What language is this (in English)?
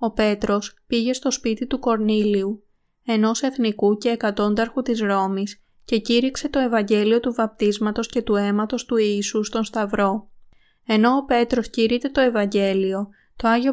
Greek